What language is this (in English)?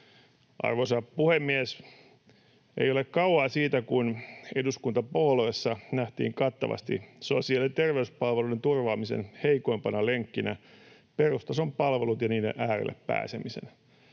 Finnish